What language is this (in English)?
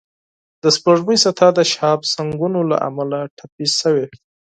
Pashto